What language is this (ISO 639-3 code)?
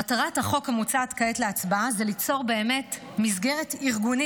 heb